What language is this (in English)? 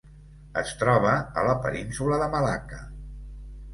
Catalan